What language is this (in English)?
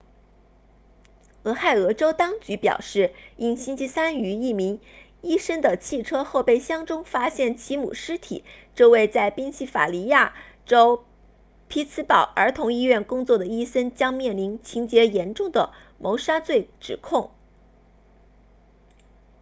Chinese